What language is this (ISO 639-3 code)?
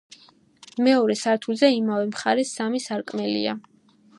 kat